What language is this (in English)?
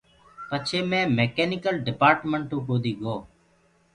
Gurgula